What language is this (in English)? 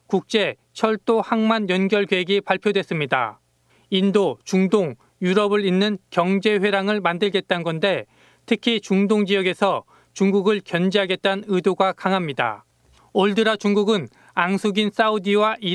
Korean